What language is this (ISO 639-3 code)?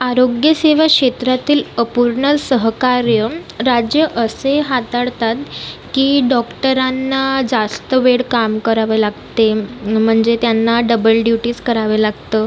mar